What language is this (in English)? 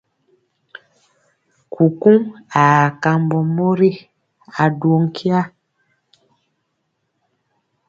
Mpiemo